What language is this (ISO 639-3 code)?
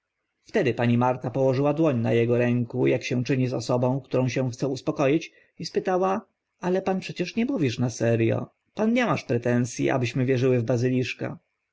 pol